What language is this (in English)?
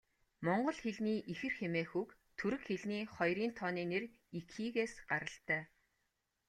Mongolian